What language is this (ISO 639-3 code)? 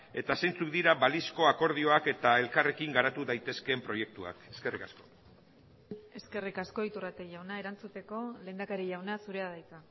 eus